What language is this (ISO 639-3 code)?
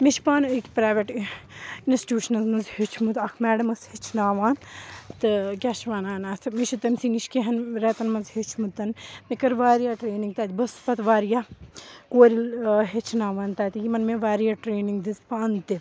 kas